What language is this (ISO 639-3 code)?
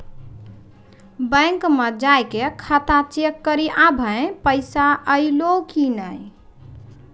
mai